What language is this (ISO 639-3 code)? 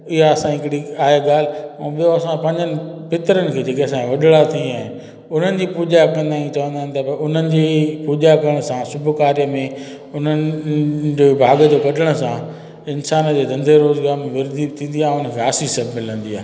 snd